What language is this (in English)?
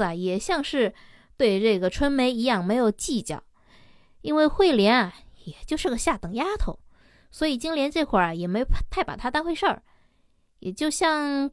Chinese